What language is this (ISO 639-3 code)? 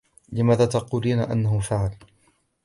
ara